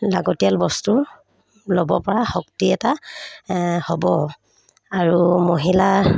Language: Assamese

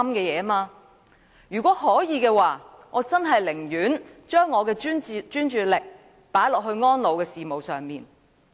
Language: Cantonese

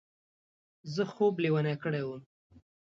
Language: Pashto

